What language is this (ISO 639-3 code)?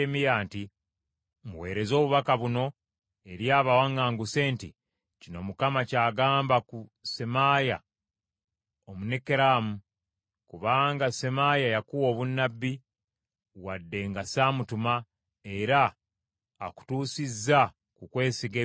lug